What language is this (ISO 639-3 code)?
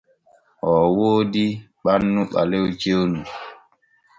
fue